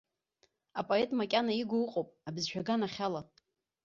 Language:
Abkhazian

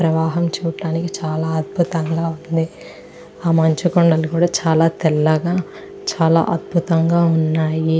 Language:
Telugu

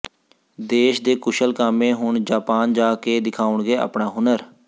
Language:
Punjabi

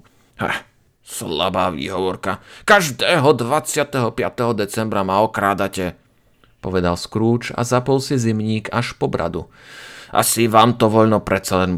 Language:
Slovak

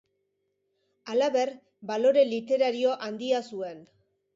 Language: Basque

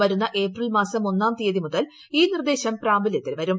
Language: Malayalam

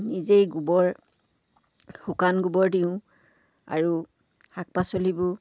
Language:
Assamese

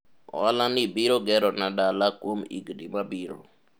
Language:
Luo (Kenya and Tanzania)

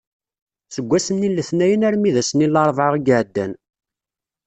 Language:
Kabyle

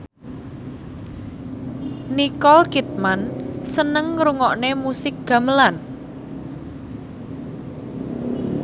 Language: Javanese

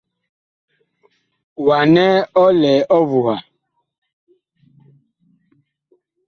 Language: Bakoko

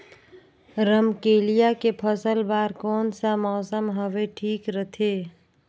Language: Chhattisgarhi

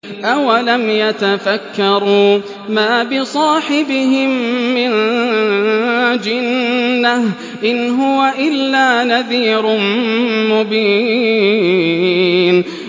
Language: Arabic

